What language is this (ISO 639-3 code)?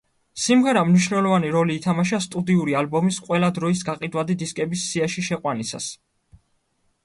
kat